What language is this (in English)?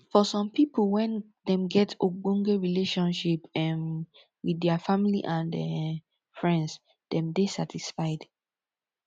Nigerian Pidgin